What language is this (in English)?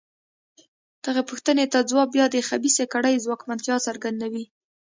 Pashto